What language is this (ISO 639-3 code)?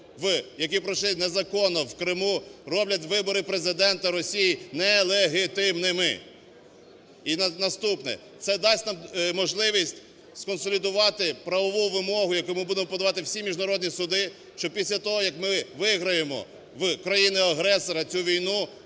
ukr